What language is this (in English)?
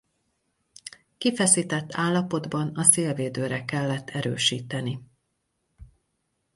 Hungarian